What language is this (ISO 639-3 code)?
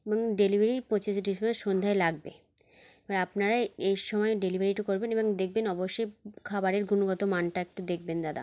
ben